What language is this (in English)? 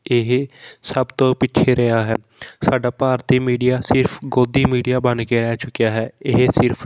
Punjabi